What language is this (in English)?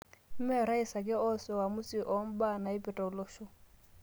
Masai